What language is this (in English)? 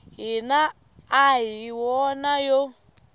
Tsonga